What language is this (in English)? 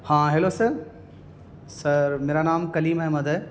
Urdu